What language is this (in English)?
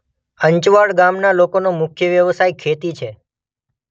Gujarati